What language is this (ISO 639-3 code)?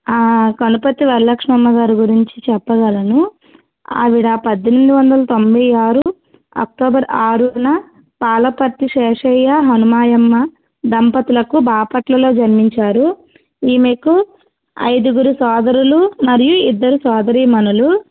tel